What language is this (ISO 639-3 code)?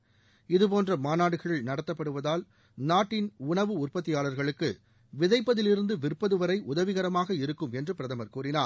tam